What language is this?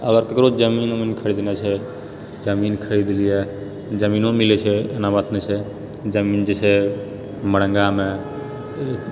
Maithili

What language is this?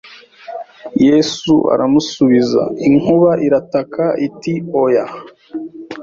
Kinyarwanda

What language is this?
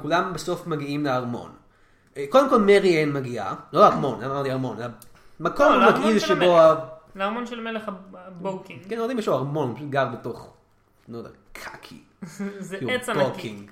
Hebrew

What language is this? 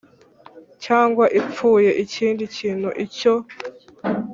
Kinyarwanda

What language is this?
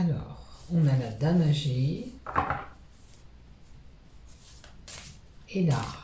French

